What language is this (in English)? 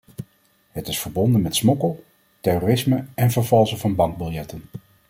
Dutch